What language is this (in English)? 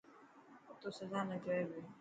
Dhatki